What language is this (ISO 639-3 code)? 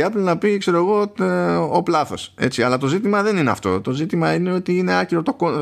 ell